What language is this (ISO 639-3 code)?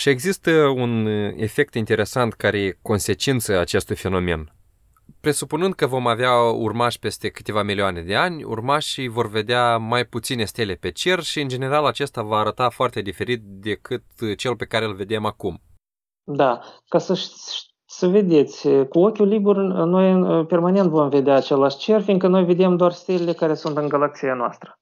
ron